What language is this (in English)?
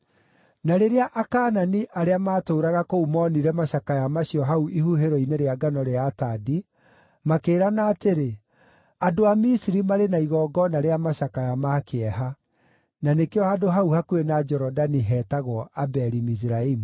Kikuyu